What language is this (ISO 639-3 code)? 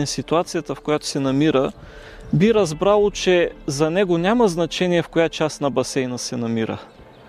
bul